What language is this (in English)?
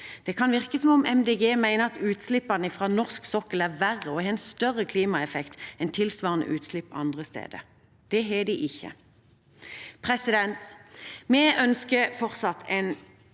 Norwegian